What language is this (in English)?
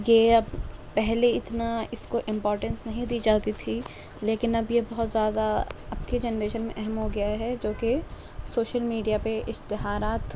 Urdu